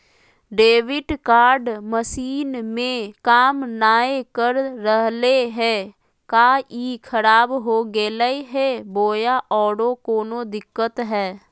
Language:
Magahi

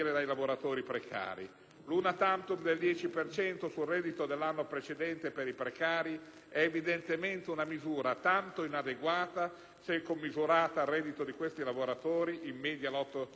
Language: Italian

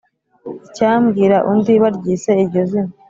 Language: Kinyarwanda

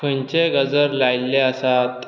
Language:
Konkani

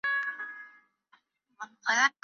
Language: Chinese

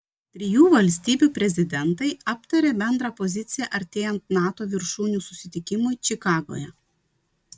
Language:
Lithuanian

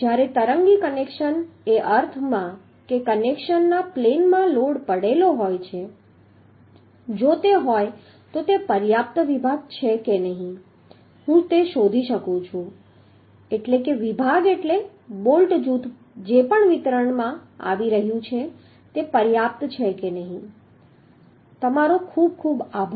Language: Gujarati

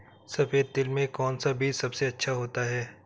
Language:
Hindi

